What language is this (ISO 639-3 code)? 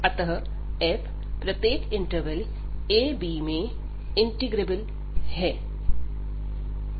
hin